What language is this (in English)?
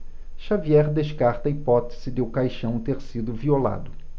Portuguese